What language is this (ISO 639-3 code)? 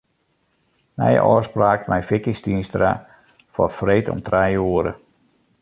fry